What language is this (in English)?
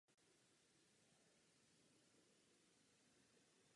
Czech